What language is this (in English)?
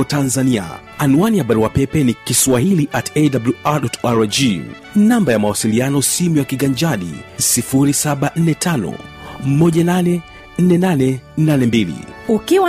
Swahili